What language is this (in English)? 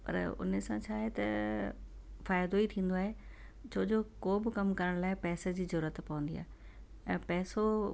Sindhi